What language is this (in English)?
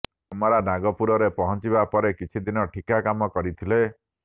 Odia